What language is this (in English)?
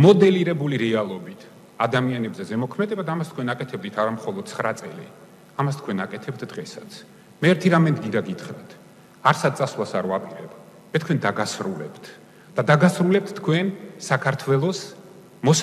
Dutch